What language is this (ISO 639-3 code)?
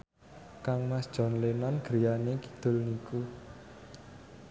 jav